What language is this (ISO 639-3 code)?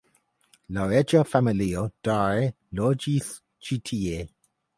epo